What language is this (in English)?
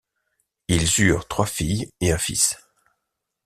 French